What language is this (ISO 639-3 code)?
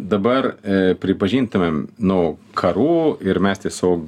lit